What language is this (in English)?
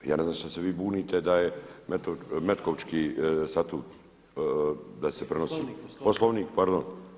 Croatian